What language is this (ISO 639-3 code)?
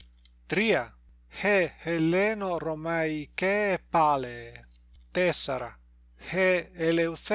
ell